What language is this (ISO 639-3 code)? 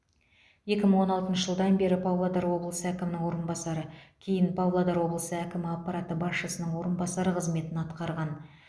kaz